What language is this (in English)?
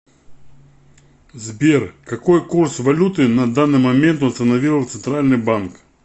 Russian